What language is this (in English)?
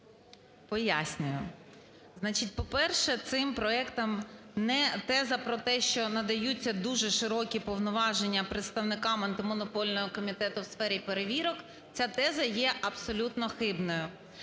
Ukrainian